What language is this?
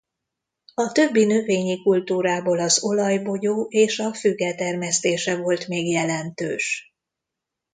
Hungarian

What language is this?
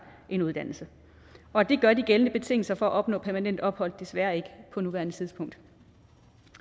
Danish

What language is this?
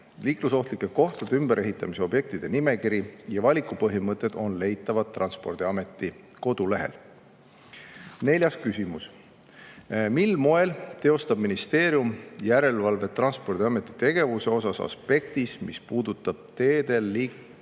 Estonian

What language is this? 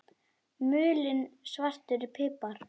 Icelandic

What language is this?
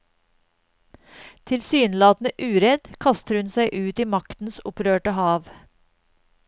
Norwegian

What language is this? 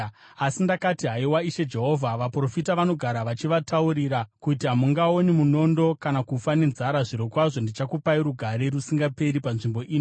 Shona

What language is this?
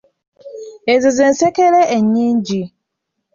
Ganda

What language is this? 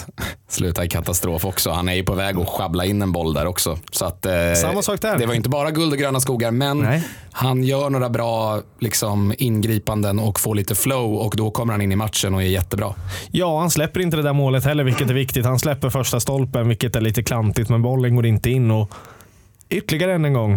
Swedish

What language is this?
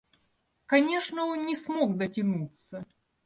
Russian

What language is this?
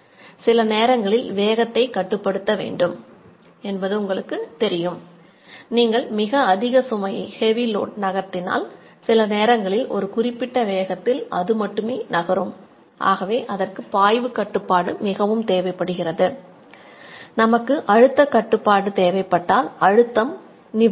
Tamil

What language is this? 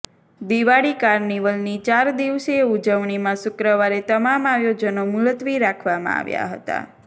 Gujarati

